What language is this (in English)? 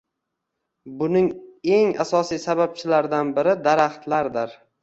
Uzbek